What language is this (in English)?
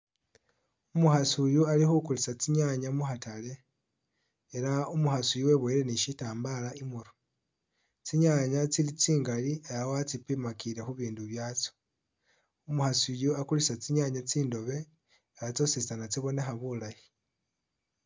Masaaba